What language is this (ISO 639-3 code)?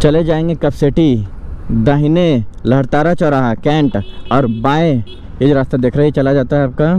hin